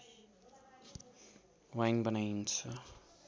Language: Nepali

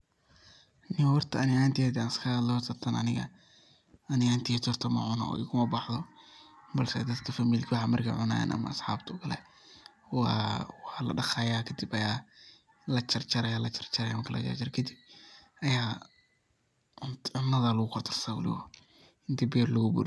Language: Somali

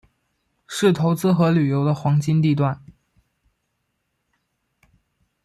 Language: Chinese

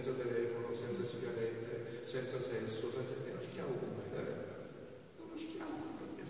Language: Italian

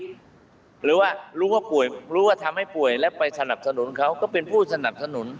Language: Thai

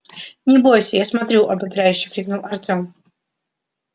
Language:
Russian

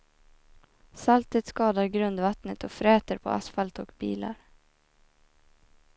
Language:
Swedish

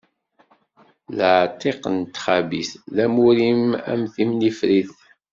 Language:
Kabyle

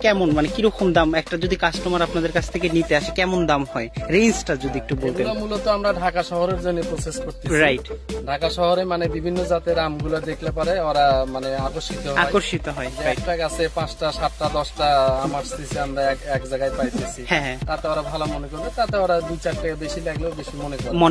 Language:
Spanish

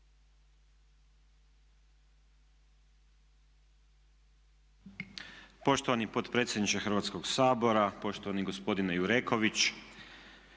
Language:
Croatian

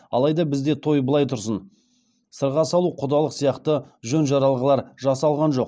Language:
Kazakh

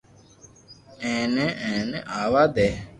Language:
Loarki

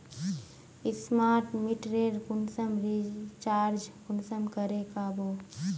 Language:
Magahi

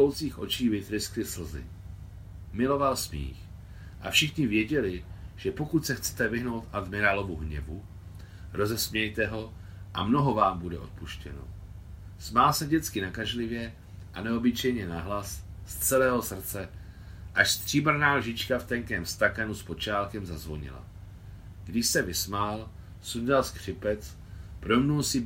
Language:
Czech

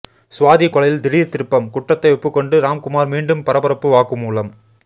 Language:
Tamil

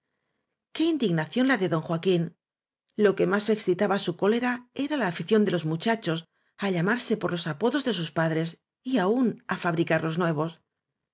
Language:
Spanish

